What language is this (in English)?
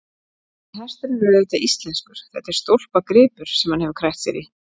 Icelandic